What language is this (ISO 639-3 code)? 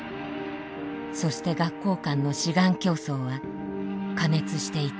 jpn